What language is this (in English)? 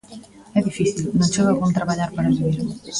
Galician